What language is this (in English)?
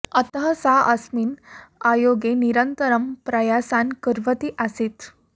Sanskrit